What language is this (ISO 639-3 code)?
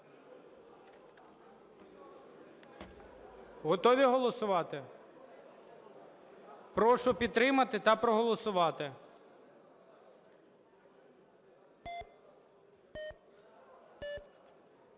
ukr